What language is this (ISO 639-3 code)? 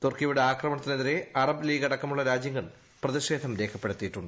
mal